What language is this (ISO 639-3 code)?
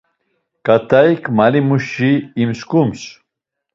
lzz